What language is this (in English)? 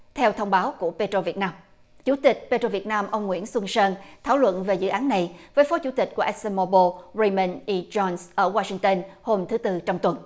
Vietnamese